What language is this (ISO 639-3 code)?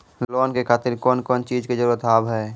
mai